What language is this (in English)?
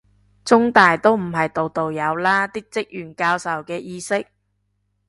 Cantonese